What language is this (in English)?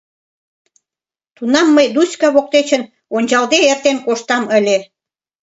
Mari